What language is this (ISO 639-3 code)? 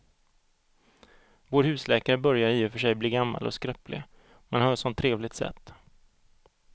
swe